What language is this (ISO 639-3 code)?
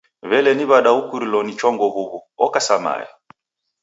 dav